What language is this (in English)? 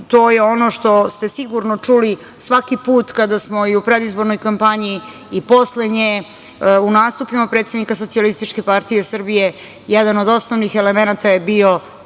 Serbian